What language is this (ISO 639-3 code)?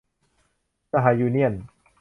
tha